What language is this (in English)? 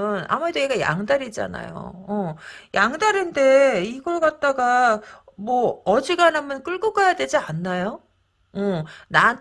Korean